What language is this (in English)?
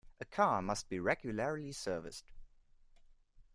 English